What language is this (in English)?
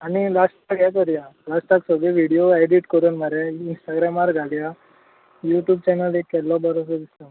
Konkani